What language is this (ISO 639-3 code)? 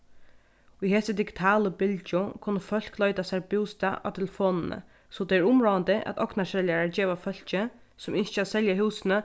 fao